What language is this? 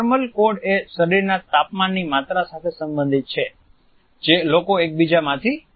Gujarati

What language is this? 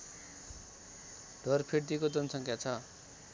Nepali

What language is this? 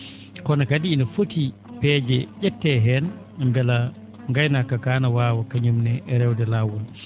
Fula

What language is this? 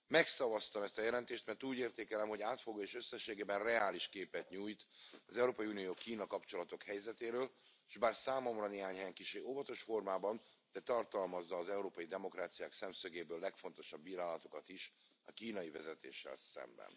Hungarian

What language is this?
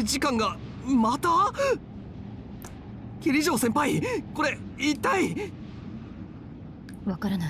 Italian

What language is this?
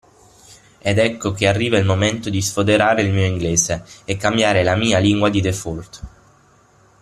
Italian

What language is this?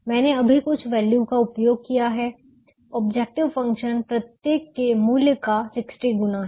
Hindi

